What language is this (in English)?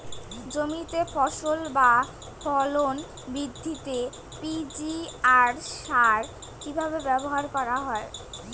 Bangla